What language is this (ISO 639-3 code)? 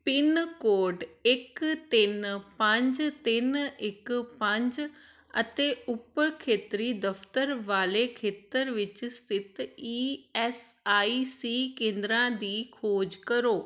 pan